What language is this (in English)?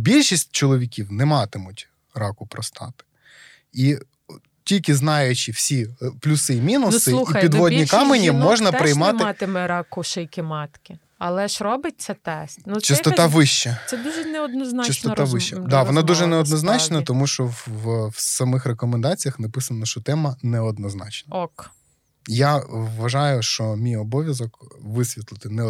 Ukrainian